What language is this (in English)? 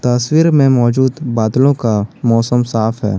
Hindi